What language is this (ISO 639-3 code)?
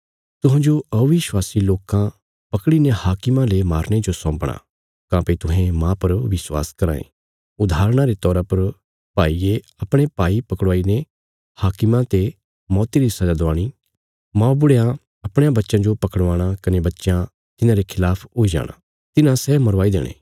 kfs